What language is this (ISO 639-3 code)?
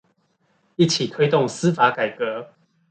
zho